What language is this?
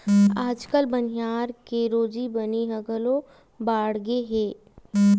Chhattisgarhi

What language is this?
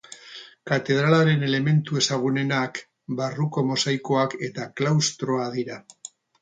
Basque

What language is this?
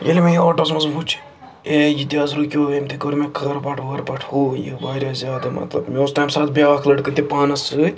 Kashmiri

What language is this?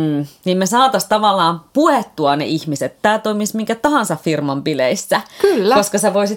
Finnish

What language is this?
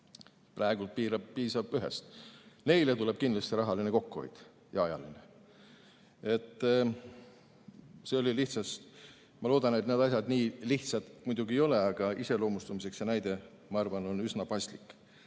Estonian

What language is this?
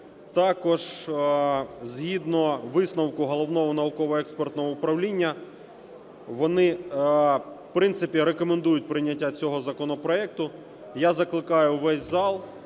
Ukrainian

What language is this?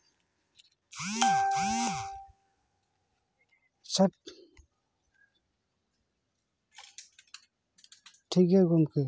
Santali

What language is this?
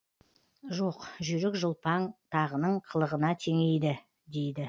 Kazakh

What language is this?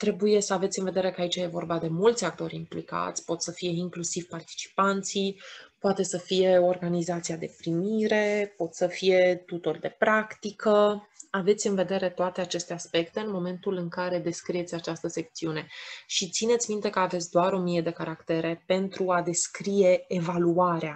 Romanian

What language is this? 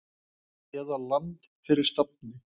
Icelandic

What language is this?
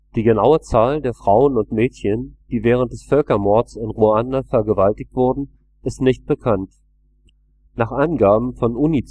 German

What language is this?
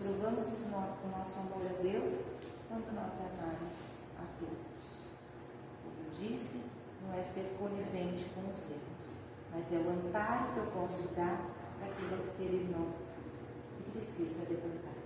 Portuguese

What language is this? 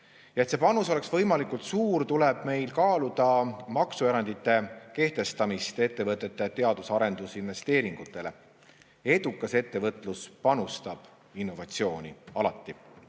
Estonian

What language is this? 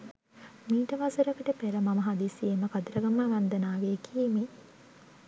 Sinhala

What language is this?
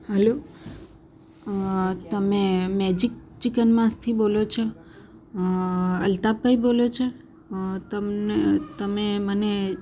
Gujarati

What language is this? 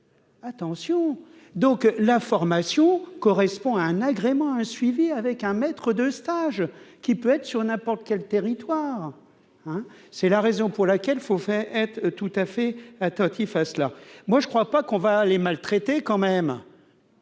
French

